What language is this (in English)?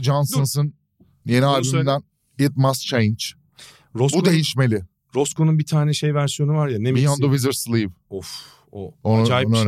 Turkish